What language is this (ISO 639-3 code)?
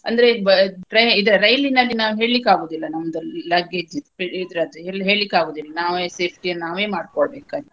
kan